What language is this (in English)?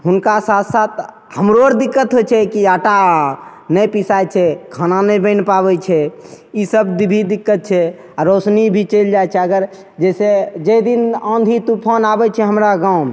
Maithili